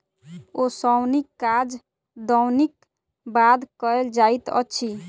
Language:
Maithili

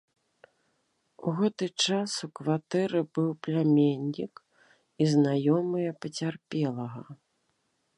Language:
Belarusian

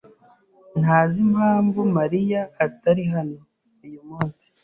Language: Kinyarwanda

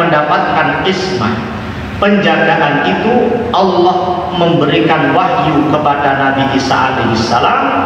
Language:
Indonesian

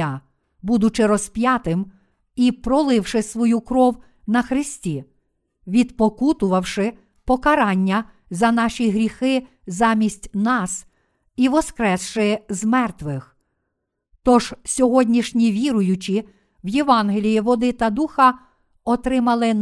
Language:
Ukrainian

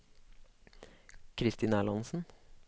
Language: Norwegian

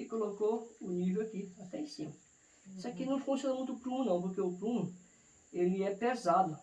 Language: Portuguese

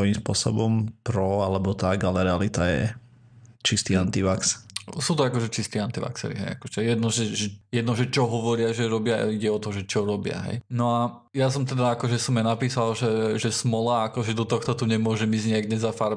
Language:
Slovak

